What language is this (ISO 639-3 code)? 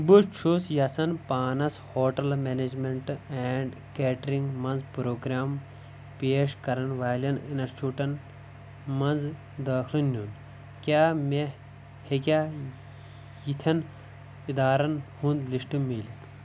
kas